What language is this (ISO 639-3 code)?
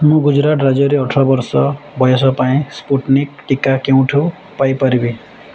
ori